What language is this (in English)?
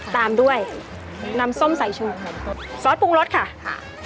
Thai